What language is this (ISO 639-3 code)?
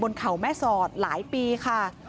tha